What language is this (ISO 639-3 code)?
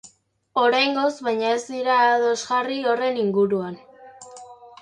eus